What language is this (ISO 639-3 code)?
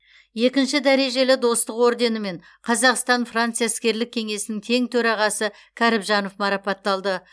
kaz